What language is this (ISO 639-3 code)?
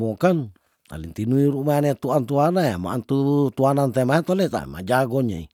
tdn